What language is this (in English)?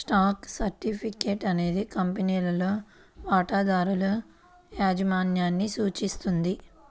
Telugu